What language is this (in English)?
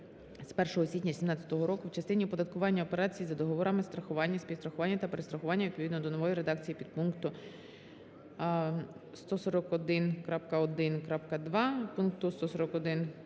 Ukrainian